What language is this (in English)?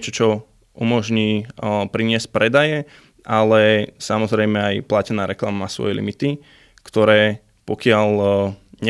Slovak